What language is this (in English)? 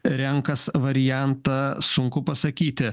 Lithuanian